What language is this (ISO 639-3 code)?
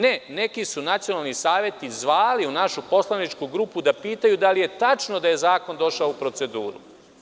srp